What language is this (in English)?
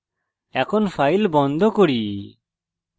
Bangla